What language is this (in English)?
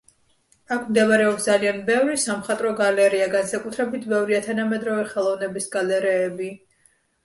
Georgian